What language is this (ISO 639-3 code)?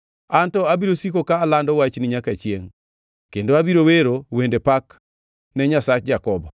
luo